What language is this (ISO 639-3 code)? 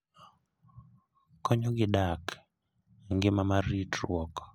luo